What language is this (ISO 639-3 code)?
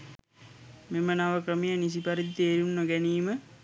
sin